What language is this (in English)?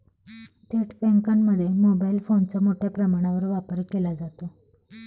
Marathi